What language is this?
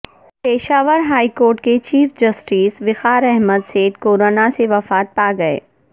Urdu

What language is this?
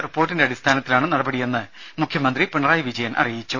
Malayalam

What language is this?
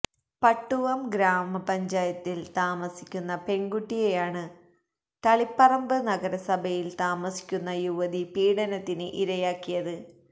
Malayalam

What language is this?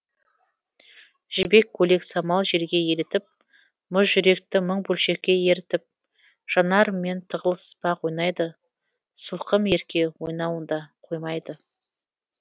Kazakh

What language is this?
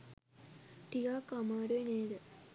Sinhala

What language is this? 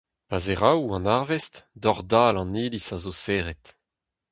Breton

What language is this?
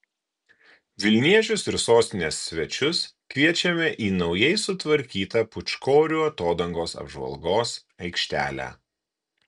Lithuanian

